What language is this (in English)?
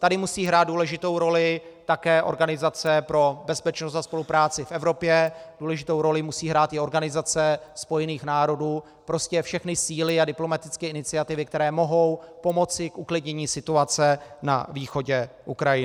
Czech